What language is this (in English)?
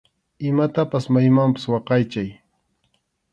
Arequipa-La Unión Quechua